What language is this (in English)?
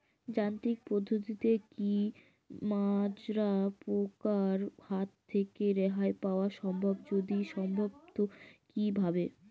Bangla